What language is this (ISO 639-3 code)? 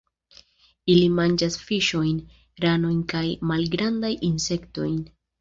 epo